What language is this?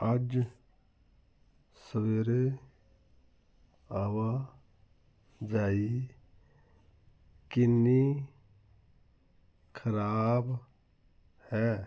Punjabi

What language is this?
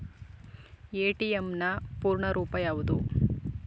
Kannada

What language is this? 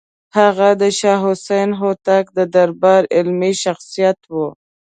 Pashto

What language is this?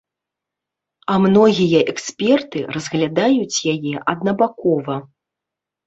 Belarusian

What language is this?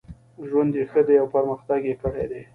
Pashto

